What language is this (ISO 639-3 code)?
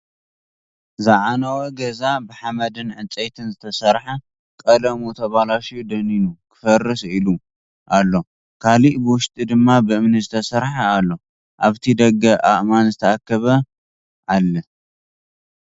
tir